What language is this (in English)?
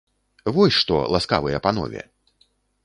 Belarusian